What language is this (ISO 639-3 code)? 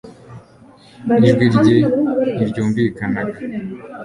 kin